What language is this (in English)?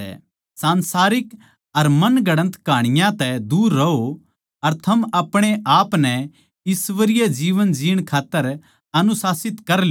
Haryanvi